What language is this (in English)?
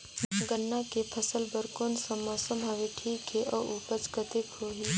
Chhattisgarhi